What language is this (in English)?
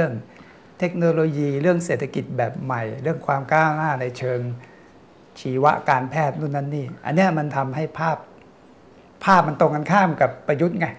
Thai